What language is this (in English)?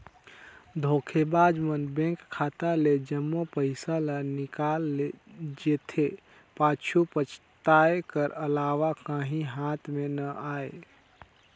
Chhattisgarhi